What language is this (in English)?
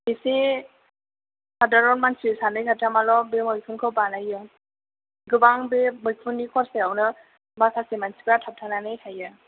Bodo